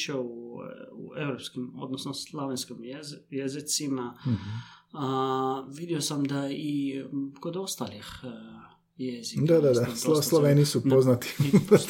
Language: Croatian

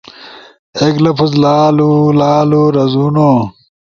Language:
Ushojo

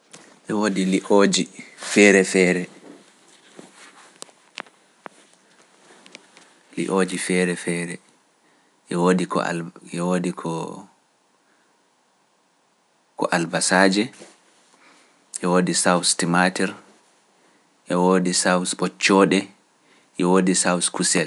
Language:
Pular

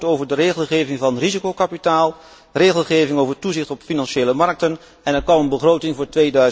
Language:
Dutch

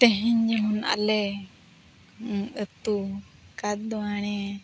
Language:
Santali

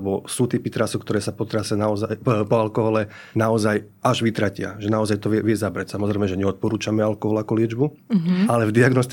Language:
Slovak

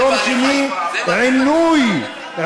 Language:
Hebrew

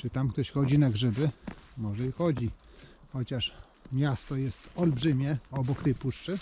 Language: Polish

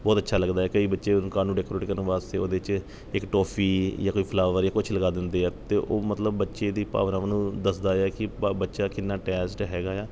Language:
Punjabi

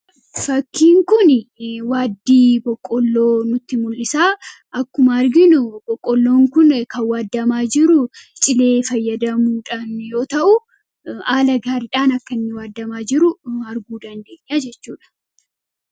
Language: Oromo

